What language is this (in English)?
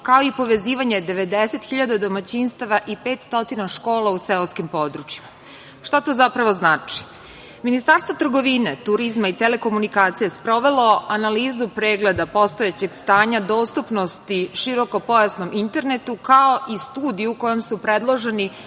Serbian